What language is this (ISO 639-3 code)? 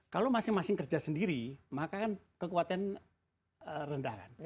ind